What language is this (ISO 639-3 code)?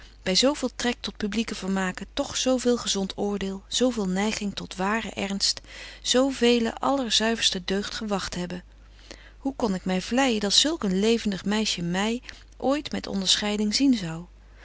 nld